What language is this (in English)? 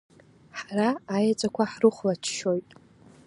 Abkhazian